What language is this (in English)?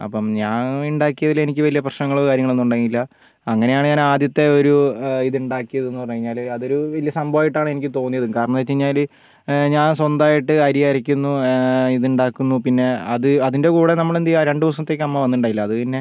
Malayalam